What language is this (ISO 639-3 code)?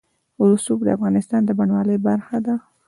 pus